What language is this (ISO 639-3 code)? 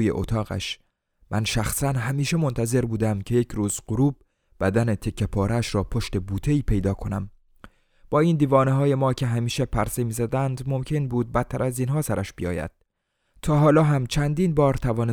fas